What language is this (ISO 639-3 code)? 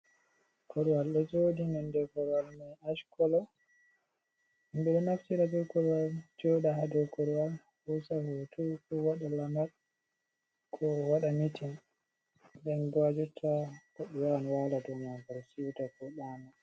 ful